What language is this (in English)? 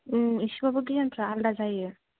Bodo